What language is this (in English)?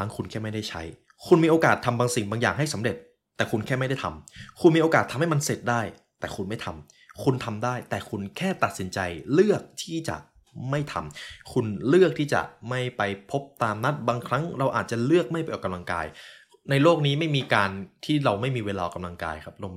Thai